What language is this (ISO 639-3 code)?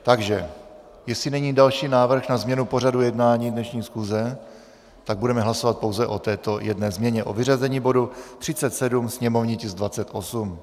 ces